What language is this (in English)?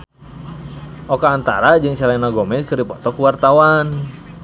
Sundanese